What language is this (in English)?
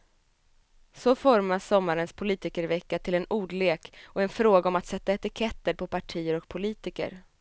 Swedish